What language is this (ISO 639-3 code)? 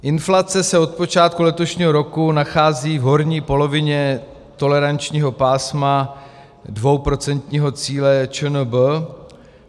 ces